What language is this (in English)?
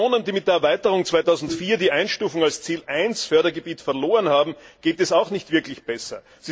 German